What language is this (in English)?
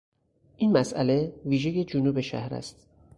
Persian